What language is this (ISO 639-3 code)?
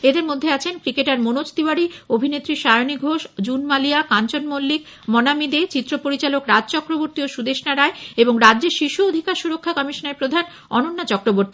ben